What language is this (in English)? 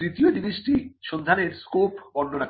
Bangla